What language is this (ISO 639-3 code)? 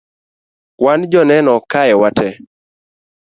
luo